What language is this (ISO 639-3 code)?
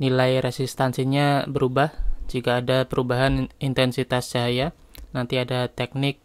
ind